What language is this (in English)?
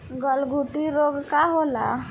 Bhojpuri